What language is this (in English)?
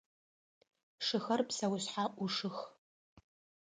Adyghe